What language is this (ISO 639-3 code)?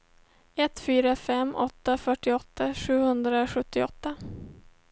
swe